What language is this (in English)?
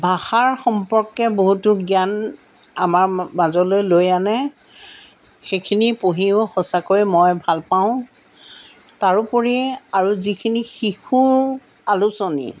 Assamese